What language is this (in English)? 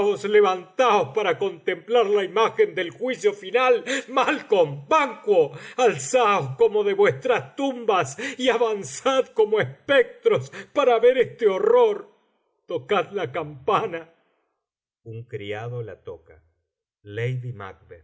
Spanish